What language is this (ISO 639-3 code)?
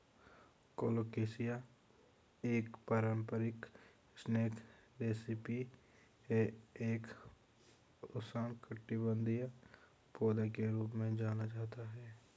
hin